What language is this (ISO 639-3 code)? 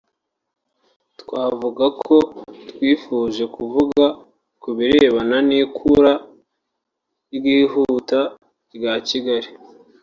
kin